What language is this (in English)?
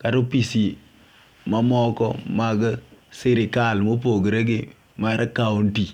Luo (Kenya and Tanzania)